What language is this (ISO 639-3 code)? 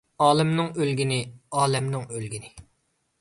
uig